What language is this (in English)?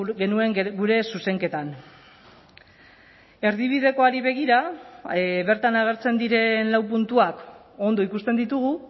Basque